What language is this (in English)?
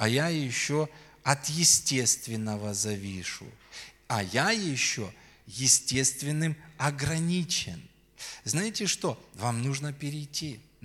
Russian